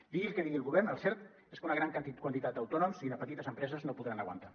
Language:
Catalan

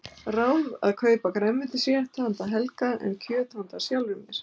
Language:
Icelandic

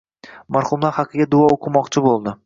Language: Uzbek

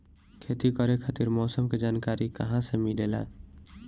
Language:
Bhojpuri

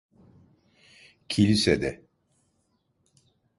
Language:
Turkish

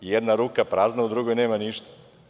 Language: Serbian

